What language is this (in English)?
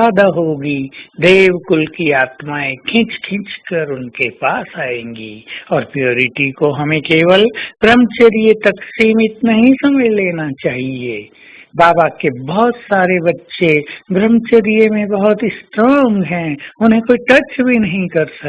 Hindi